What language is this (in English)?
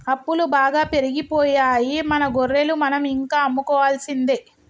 Telugu